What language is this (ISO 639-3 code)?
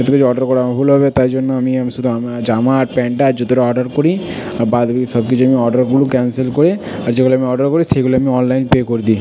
ben